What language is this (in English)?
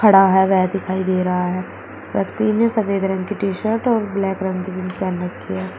Hindi